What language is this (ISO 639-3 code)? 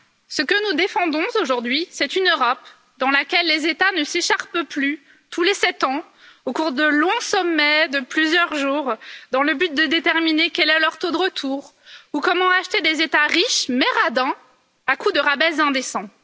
fra